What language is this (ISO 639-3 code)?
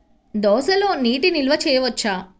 tel